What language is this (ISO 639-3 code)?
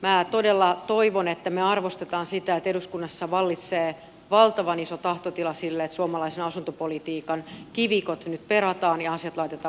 fin